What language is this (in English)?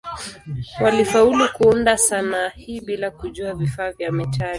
Swahili